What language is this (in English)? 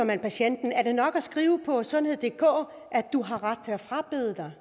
Danish